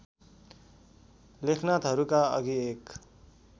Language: Nepali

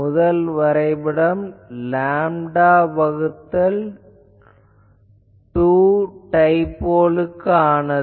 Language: Tamil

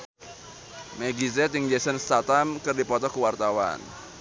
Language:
Sundanese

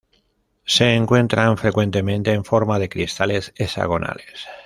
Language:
Spanish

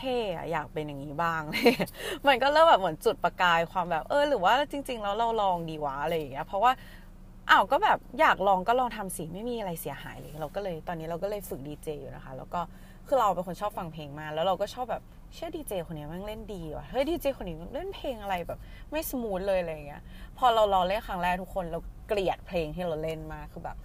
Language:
Thai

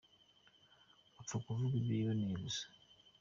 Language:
Kinyarwanda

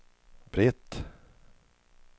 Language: Swedish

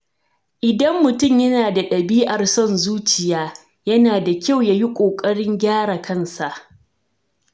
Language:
Hausa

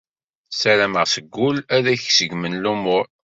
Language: Kabyle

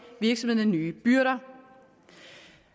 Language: Danish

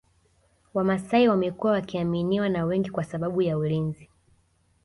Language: Swahili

